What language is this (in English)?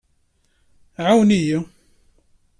Kabyle